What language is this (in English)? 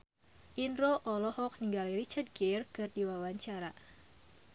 Sundanese